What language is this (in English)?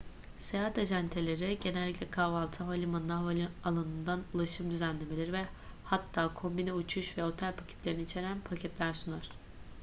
Turkish